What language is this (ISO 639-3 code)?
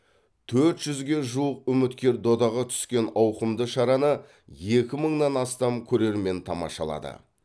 kaz